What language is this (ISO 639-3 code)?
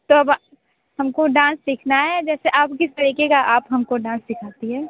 hin